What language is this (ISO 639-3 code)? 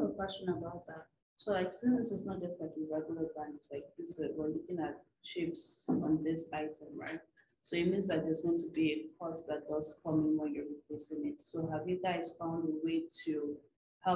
eng